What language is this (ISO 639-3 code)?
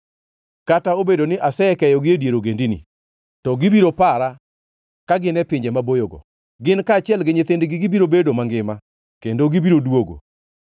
luo